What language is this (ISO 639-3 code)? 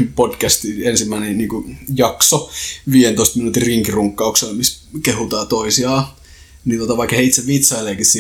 fin